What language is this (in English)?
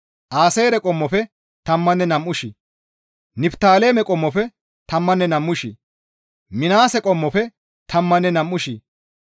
Gamo